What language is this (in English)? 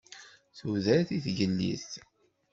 Kabyle